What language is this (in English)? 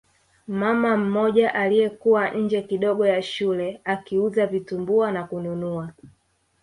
Swahili